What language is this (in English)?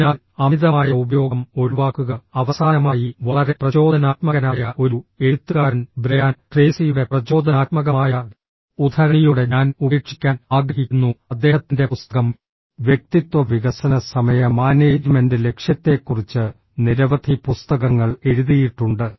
Malayalam